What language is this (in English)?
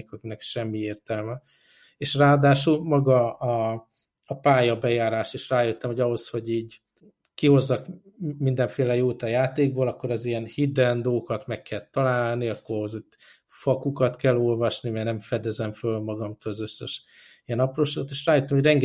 Hungarian